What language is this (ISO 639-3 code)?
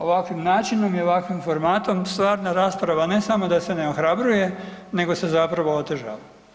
hrv